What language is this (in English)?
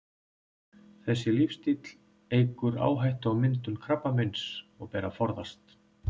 Icelandic